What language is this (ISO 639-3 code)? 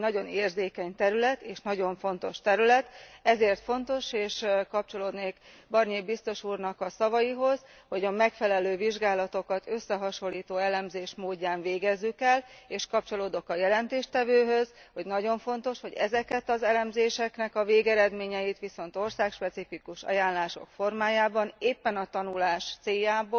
hun